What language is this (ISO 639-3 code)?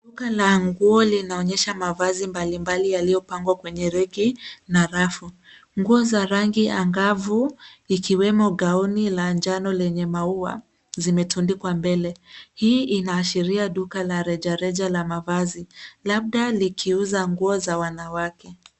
swa